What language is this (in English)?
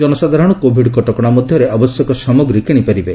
Odia